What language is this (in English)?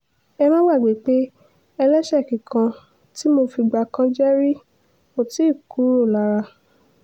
Yoruba